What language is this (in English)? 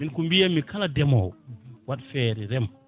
Fula